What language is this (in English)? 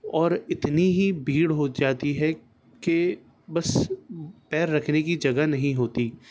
Urdu